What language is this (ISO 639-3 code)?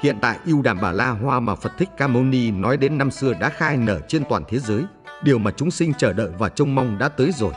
vie